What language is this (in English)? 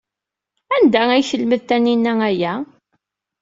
Kabyle